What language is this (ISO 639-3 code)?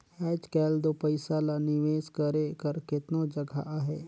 hne